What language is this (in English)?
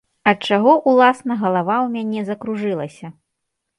Belarusian